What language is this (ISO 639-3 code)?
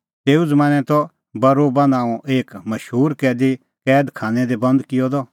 kfx